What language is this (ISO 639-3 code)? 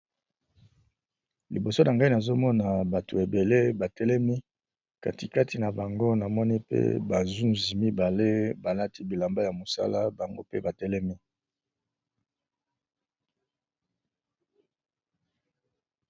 lin